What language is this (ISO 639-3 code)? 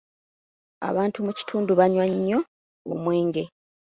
lug